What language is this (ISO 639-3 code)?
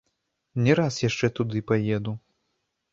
bel